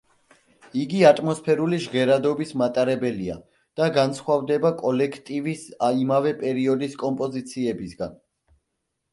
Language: Georgian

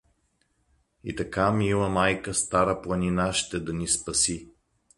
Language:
Bulgarian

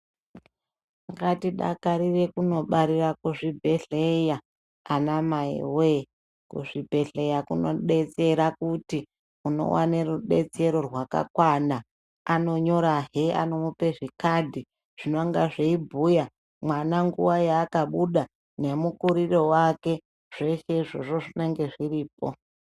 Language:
Ndau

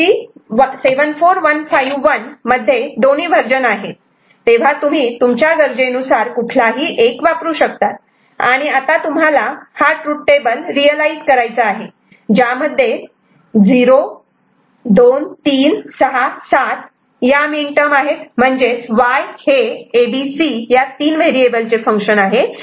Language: Marathi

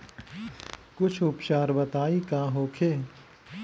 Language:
Bhojpuri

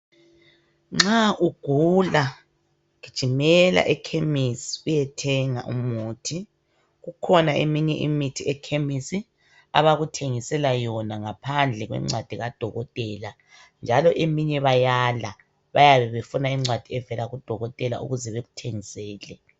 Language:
North Ndebele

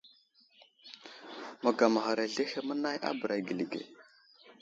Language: Wuzlam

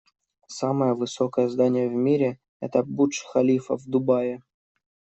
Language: Russian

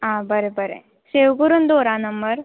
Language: Konkani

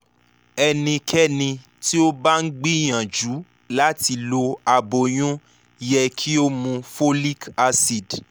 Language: Yoruba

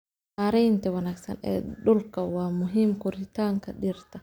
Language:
Somali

